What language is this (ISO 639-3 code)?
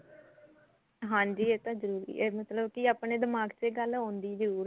pan